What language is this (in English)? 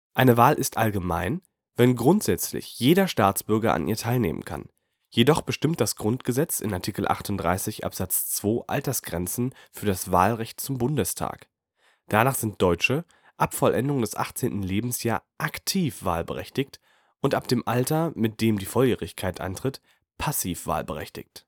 German